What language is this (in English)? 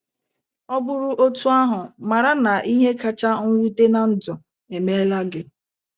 Igbo